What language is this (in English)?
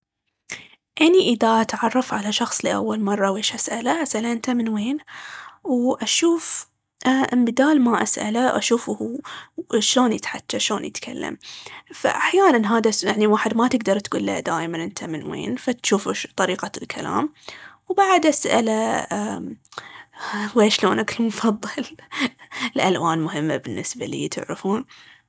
Baharna Arabic